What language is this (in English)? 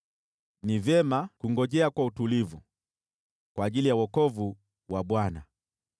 Swahili